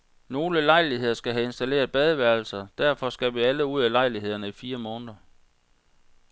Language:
Danish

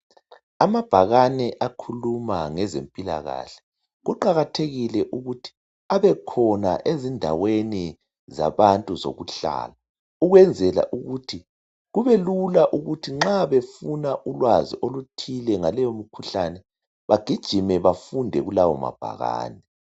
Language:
North Ndebele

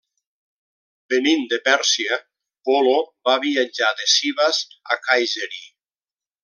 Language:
Catalan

